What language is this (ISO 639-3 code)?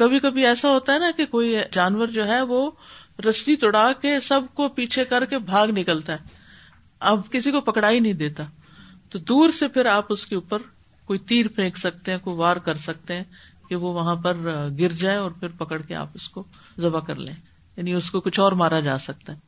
urd